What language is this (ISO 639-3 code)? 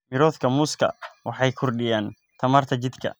som